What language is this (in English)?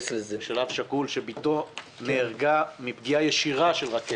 Hebrew